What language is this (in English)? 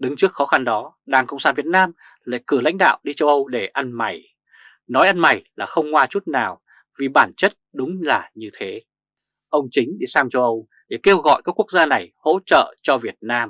Vietnamese